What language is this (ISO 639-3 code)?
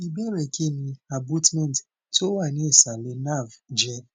yor